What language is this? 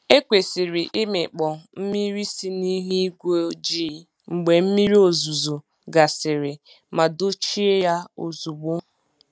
Igbo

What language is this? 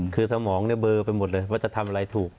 Thai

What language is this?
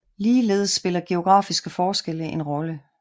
Danish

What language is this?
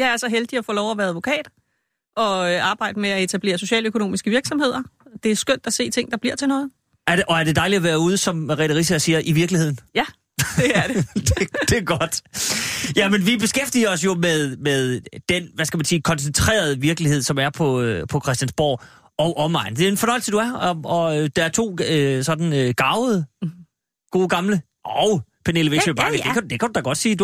Danish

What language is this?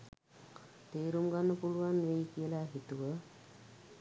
Sinhala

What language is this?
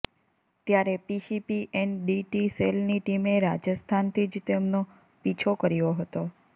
Gujarati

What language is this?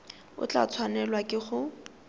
Tswana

